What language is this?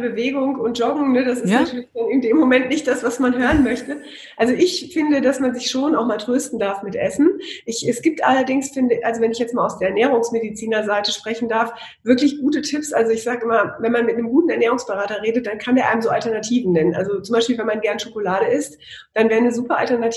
German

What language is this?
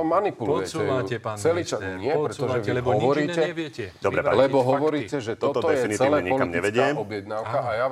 Slovak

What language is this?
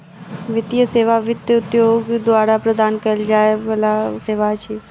Maithili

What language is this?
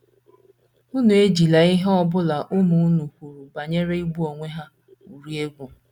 Igbo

